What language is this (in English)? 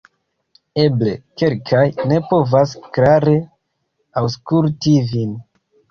Esperanto